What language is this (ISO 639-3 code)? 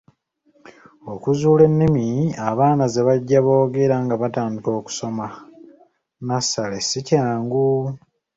lug